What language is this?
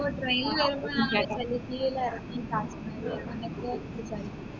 Malayalam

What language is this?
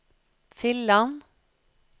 Norwegian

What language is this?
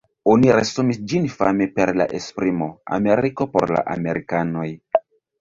Esperanto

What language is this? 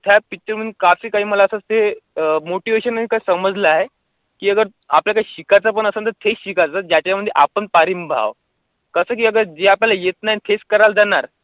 Marathi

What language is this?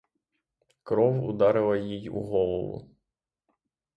Ukrainian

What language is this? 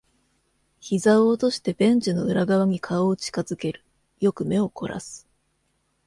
Japanese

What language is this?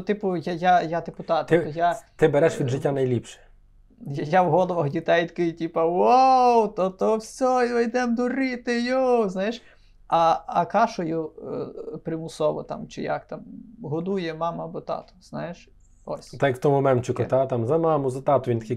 Ukrainian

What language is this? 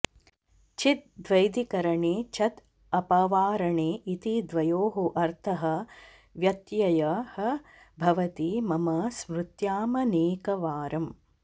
Sanskrit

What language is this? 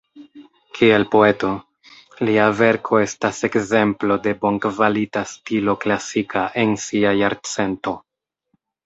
Esperanto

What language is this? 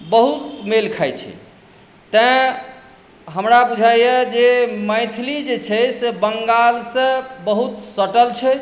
Maithili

